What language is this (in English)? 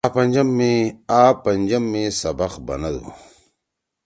Torwali